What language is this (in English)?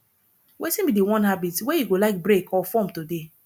Nigerian Pidgin